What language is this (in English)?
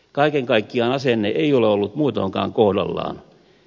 Finnish